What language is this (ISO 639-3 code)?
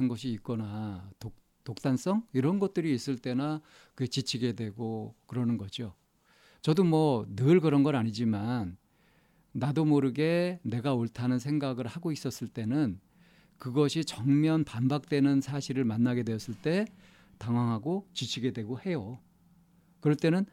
kor